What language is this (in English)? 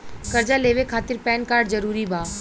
Bhojpuri